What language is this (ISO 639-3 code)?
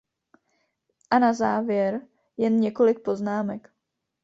ces